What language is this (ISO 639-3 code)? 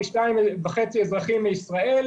heb